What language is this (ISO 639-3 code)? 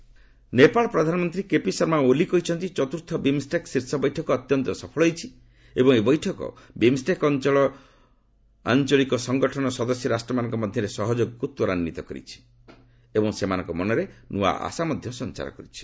ori